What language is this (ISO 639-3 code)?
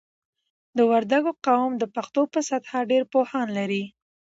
pus